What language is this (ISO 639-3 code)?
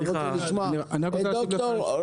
heb